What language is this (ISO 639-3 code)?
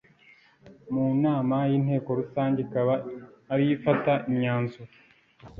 kin